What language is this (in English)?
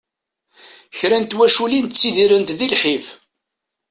Kabyle